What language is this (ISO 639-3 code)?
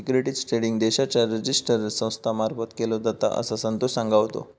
mar